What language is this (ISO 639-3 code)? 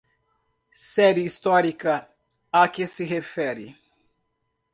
por